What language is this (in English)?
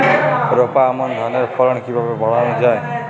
Bangla